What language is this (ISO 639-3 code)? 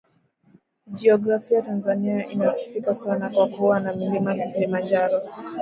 swa